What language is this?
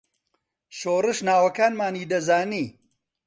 Central Kurdish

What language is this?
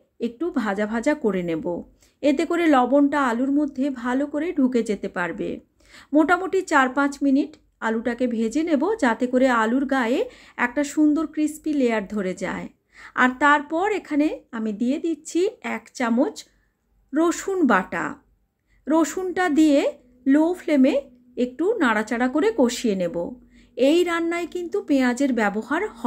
Bangla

